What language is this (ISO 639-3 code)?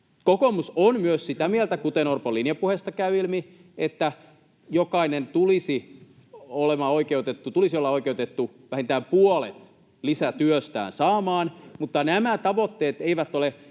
fin